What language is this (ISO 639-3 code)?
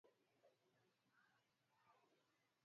swa